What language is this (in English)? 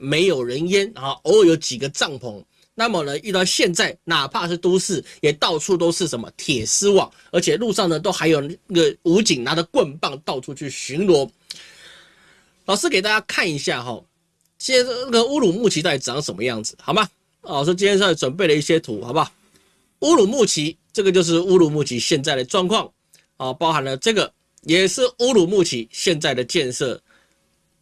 Chinese